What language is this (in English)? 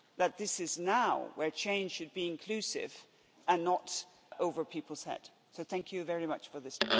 English